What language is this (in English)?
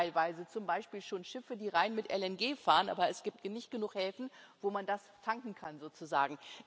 German